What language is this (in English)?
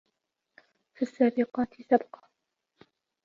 Arabic